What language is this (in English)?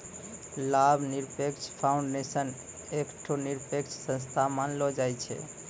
Maithili